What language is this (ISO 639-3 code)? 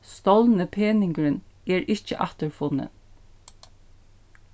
fao